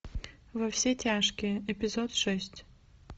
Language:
Russian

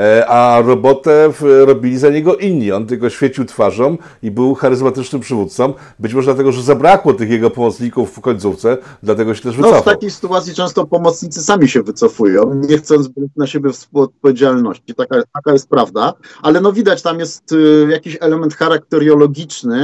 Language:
Polish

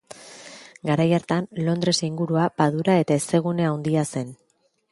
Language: Basque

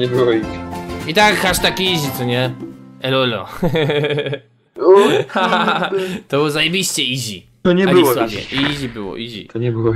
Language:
Polish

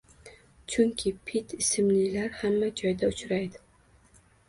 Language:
Uzbek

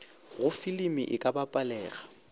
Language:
Northern Sotho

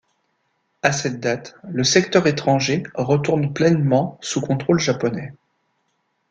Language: French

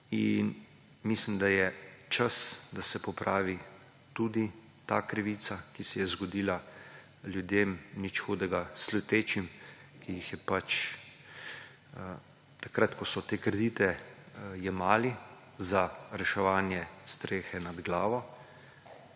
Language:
Slovenian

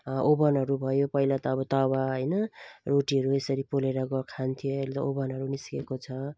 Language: Nepali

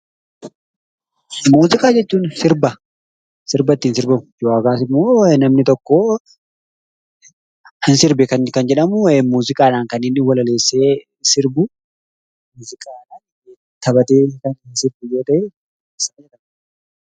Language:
Oromo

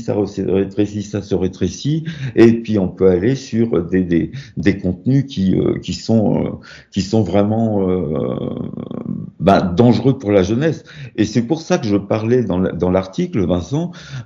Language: French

